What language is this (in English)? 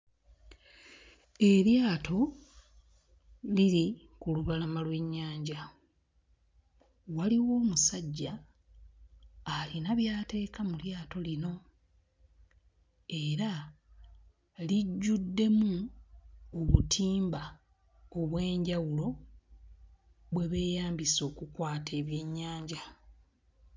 Ganda